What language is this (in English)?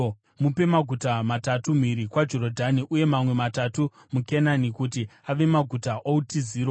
Shona